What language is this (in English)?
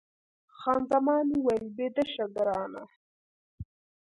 Pashto